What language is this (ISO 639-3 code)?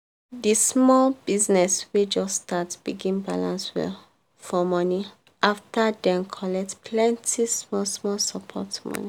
pcm